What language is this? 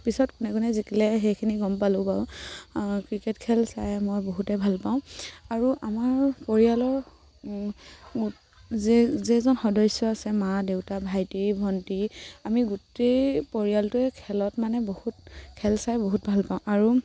Assamese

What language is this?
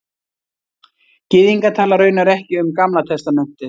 Icelandic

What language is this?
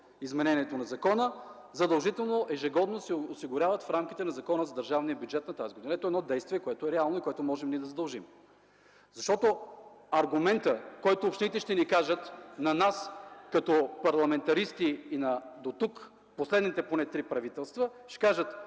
Bulgarian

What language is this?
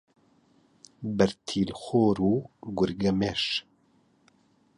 Central Kurdish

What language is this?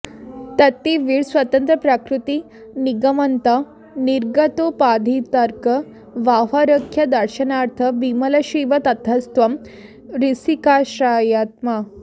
Sanskrit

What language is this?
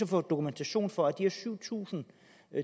Danish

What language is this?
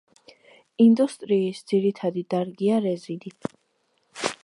Georgian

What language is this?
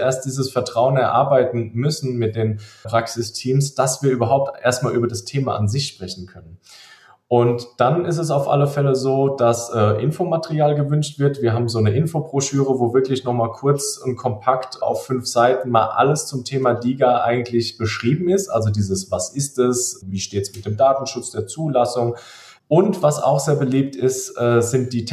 German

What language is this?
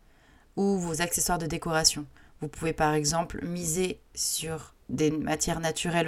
French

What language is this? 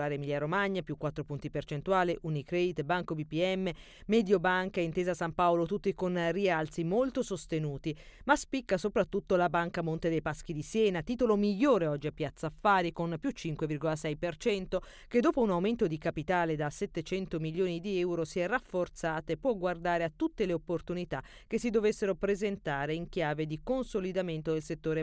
Italian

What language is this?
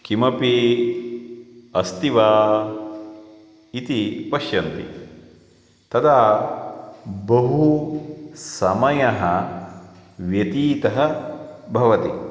Sanskrit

